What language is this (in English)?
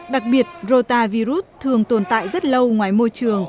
Vietnamese